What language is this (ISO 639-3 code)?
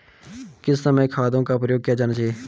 hin